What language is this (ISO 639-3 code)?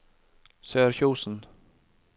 nor